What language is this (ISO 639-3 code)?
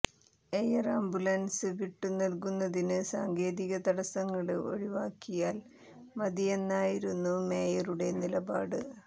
mal